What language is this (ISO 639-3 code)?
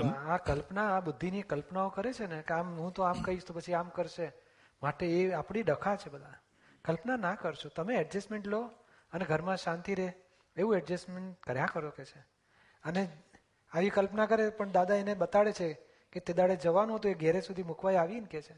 guj